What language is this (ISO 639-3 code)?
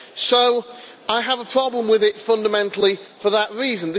eng